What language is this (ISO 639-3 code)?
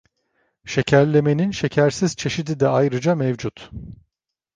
tur